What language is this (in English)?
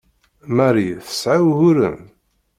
Kabyle